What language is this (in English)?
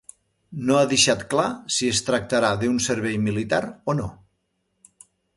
Catalan